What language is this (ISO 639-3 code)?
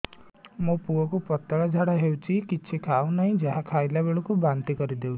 ori